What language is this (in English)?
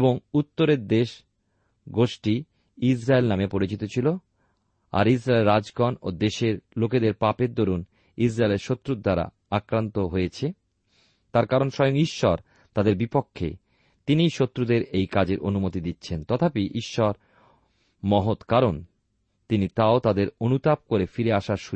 Bangla